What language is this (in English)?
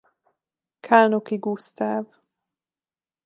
Hungarian